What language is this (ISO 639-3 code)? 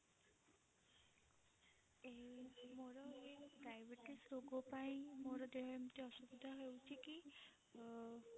ori